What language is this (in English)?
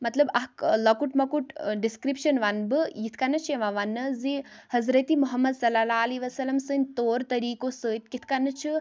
Kashmiri